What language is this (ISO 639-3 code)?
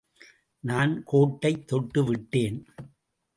tam